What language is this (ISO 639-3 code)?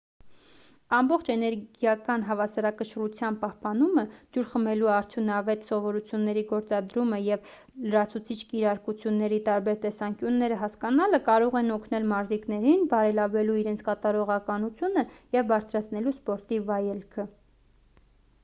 hye